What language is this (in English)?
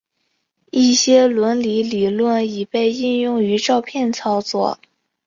Chinese